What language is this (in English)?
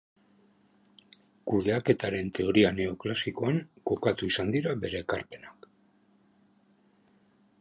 Basque